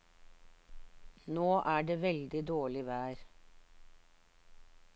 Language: Norwegian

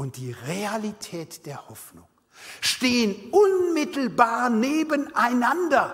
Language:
German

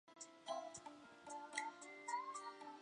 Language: Chinese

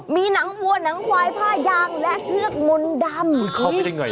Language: Thai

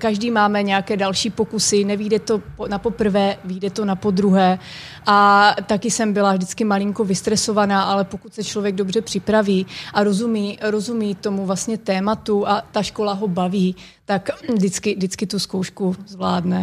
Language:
Czech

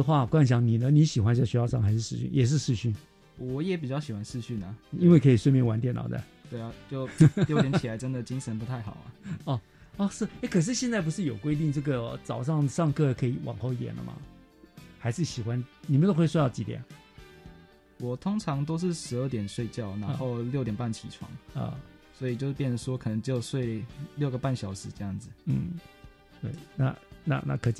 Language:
Chinese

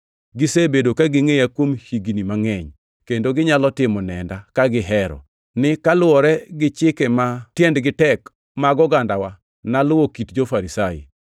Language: Luo (Kenya and Tanzania)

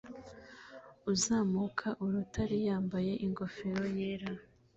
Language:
Kinyarwanda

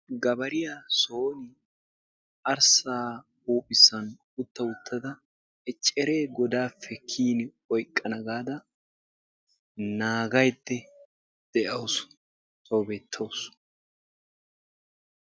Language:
Wolaytta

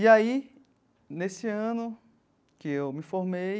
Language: Portuguese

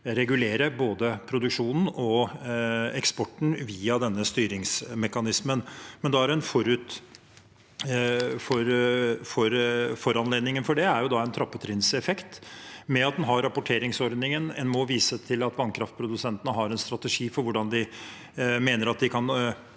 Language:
Norwegian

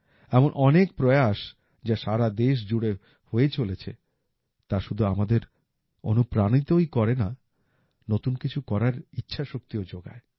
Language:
Bangla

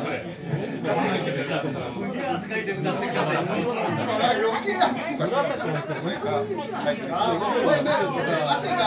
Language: Japanese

